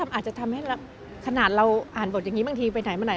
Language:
Thai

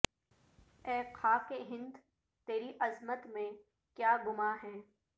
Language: Urdu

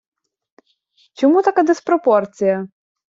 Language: Ukrainian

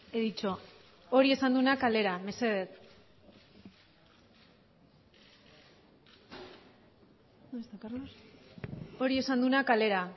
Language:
Basque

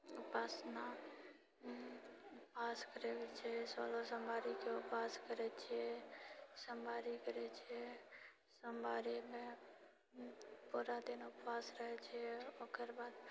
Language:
Maithili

